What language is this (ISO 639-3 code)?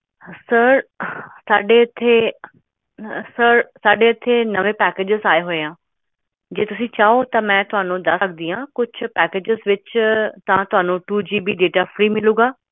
pan